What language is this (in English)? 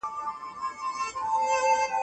Pashto